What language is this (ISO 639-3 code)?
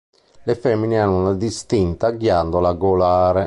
ita